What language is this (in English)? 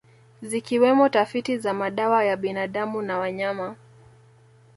Swahili